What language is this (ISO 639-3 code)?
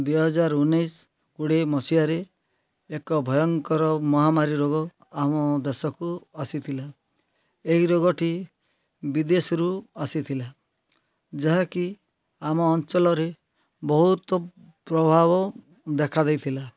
ori